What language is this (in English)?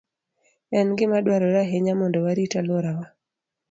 Luo (Kenya and Tanzania)